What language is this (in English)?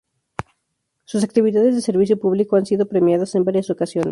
Spanish